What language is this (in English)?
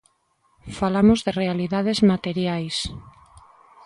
Galician